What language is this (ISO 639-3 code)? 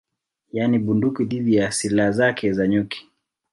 swa